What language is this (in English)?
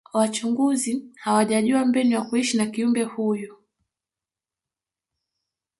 Swahili